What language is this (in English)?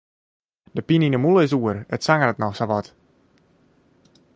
Western Frisian